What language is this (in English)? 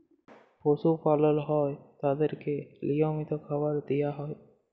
Bangla